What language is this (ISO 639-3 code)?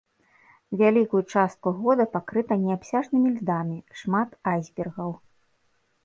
bel